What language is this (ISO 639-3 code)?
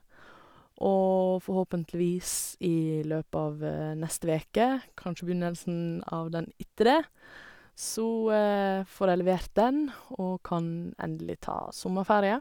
nor